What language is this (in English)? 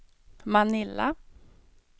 Swedish